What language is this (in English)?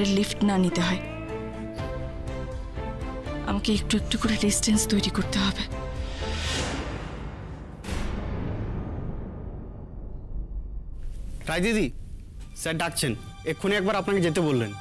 Bangla